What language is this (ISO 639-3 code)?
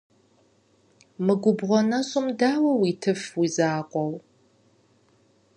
kbd